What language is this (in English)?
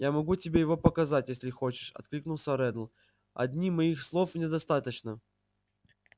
Russian